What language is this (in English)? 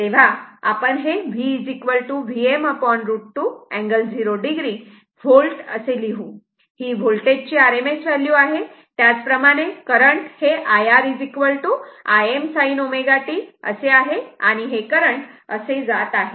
Marathi